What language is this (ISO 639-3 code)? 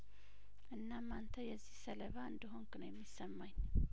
amh